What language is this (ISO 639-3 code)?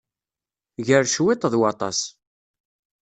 kab